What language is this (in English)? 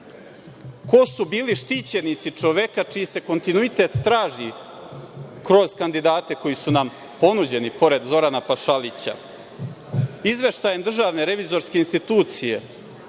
Serbian